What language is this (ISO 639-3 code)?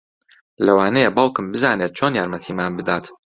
ckb